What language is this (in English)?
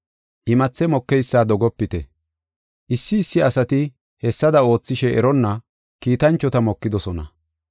Gofa